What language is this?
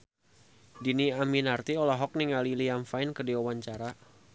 Sundanese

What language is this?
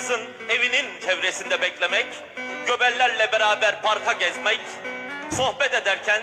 Turkish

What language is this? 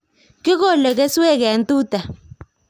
Kalenjin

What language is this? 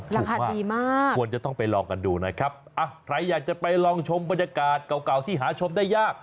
Thai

